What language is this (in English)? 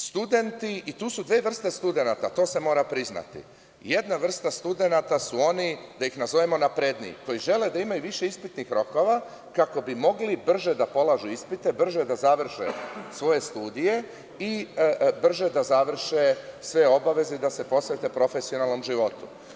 Serbian